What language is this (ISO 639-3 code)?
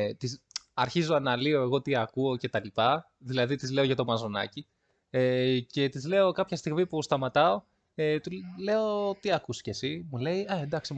ell